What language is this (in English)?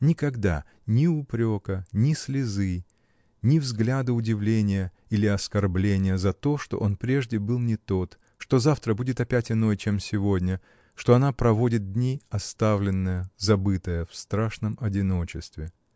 Russian